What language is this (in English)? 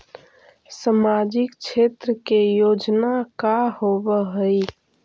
Magahi